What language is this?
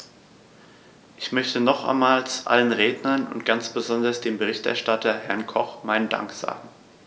German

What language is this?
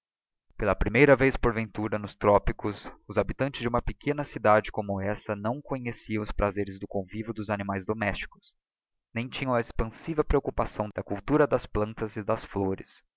Portuguese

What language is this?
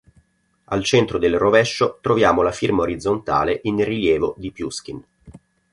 Italian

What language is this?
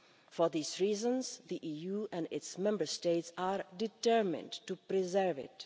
English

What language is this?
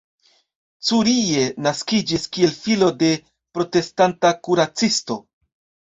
Esperanto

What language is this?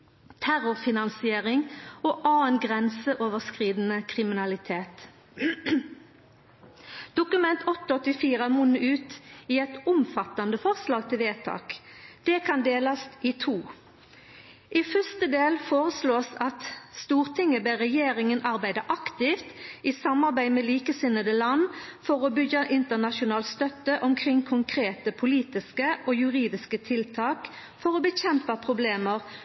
Norwegian Nynorsk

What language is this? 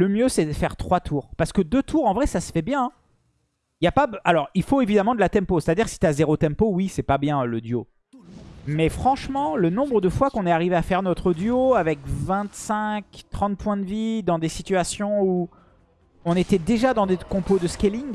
French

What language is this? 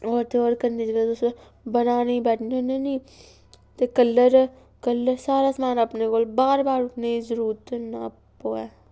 Dogri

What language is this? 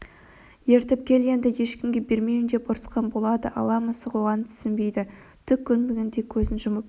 Kazakh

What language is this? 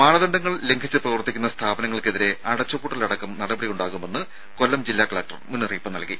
Malayalam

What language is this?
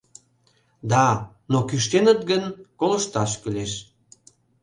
Mari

